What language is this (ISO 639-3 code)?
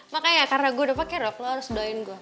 ind